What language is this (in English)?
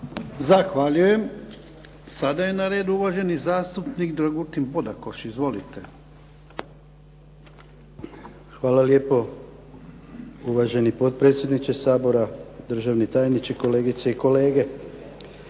Croatian